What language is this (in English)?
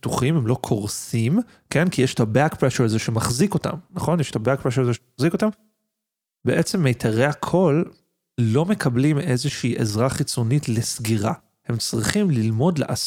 Hebrew